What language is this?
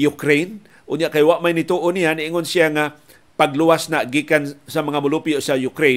Filipino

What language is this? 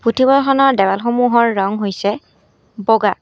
Assamese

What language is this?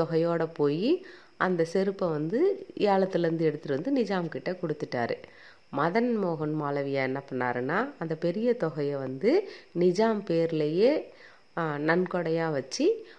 Tamil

